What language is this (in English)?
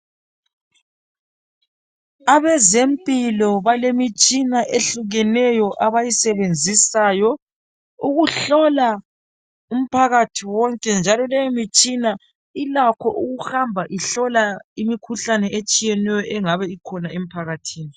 North Ndebele